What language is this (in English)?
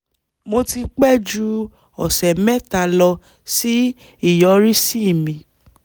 Yoruba